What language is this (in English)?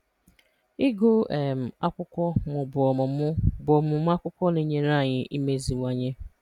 Igbo